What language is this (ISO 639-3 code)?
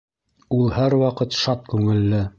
bak